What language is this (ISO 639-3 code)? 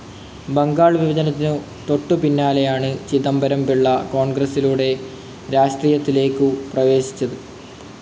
mal